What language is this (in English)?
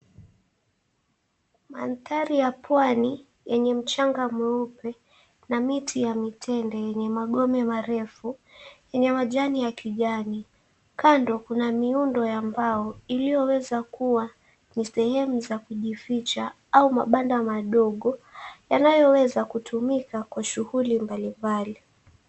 Swahili